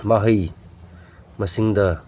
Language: Manipuri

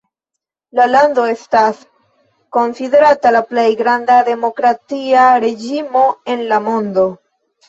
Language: Esperanto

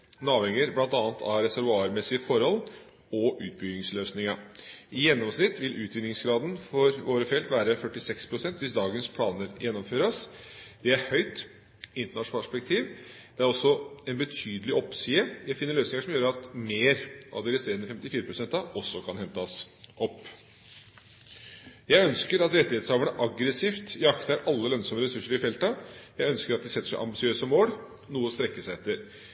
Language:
Norwegian Bokmål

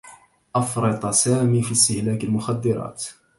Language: Arabic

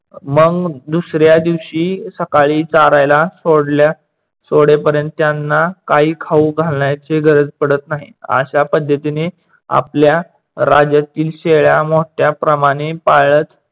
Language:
Marathi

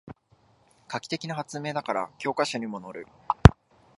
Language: Japanese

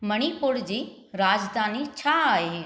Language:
Sindhi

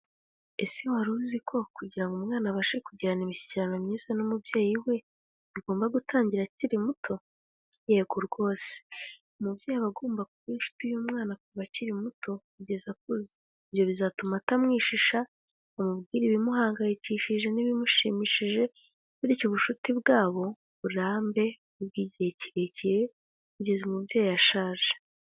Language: Kinyarwanda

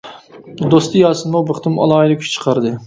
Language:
Uyghur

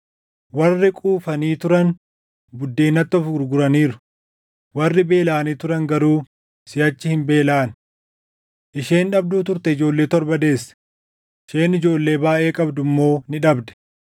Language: Oromo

